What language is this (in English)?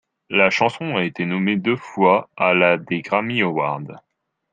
French